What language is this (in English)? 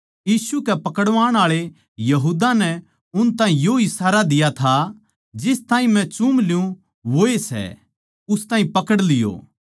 Haryanvi